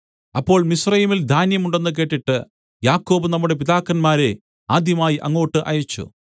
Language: Malayalam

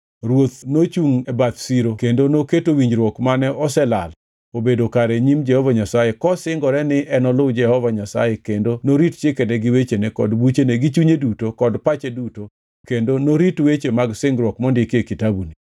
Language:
Luo (Kenya and Tanzania)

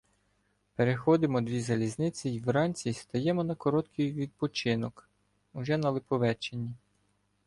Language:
Ukrainian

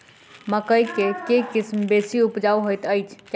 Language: Maithili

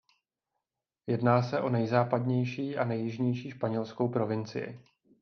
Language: Czech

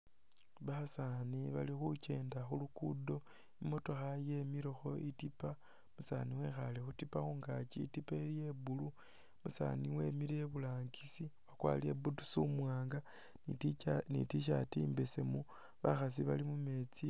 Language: Masaaba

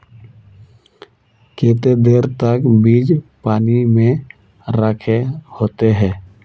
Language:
Magahi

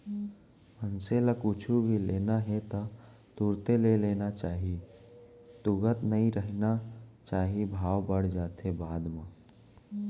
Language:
Chhattisgarhi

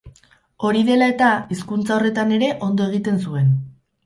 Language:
Basque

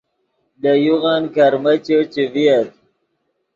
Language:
Yidgha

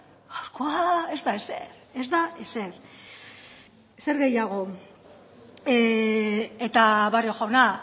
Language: Basque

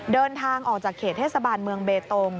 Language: Thai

